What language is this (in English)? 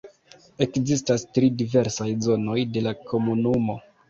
Esperanto